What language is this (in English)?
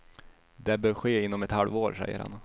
Swedish